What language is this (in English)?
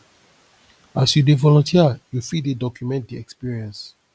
Nigerian Pidgin